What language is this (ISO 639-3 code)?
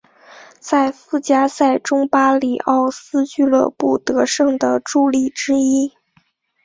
zho